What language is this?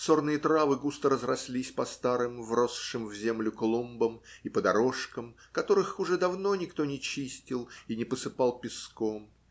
Russian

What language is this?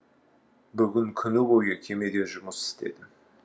Kazakh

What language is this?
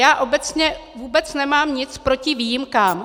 Czech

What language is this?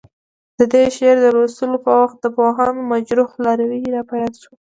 Pashto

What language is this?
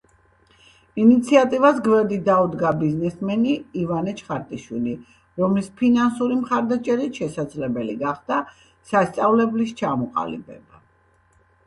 Georgian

